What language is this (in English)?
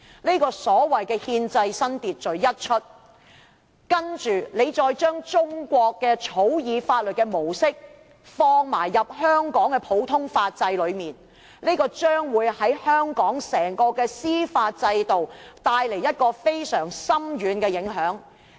Cantonese